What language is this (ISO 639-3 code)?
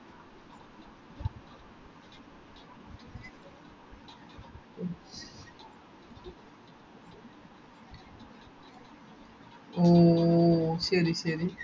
mal